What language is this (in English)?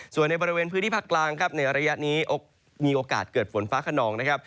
Thai